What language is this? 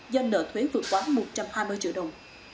Vietnamese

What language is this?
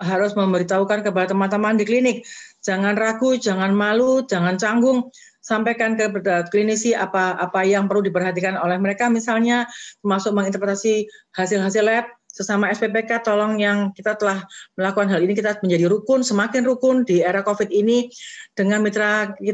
Indonesian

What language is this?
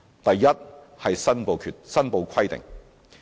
Cantonese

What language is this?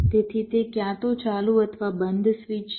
Gujarati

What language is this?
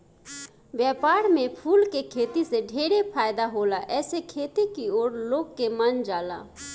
Bhojpuri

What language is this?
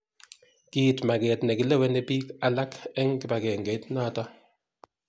Kalenjin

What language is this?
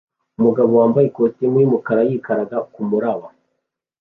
Kinyarwanda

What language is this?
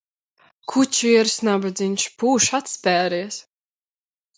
Latvian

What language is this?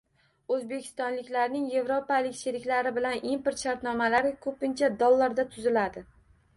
Uzbek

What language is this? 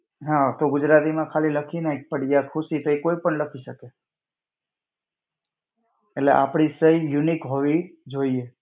Gujarati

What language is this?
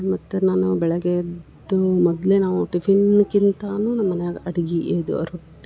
Kannada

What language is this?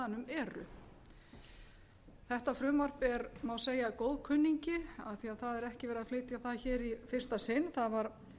Icelandic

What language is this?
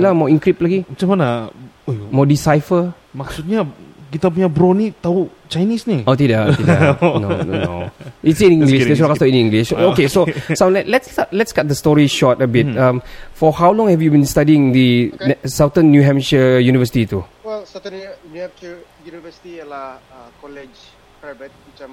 Malay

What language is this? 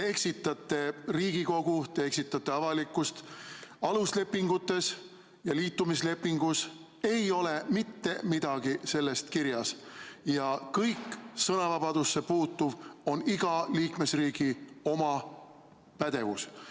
Estonian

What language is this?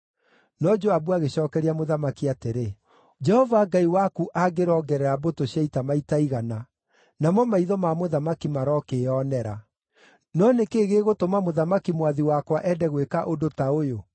Kikuyu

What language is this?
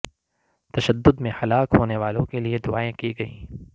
Urdu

